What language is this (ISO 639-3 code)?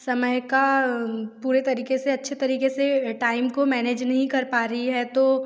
hin